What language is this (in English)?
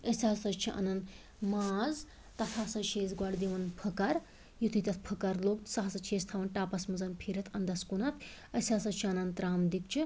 Kashmiri